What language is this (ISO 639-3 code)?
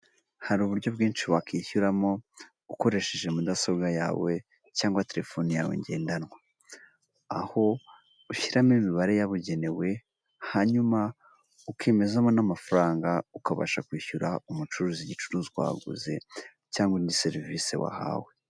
kin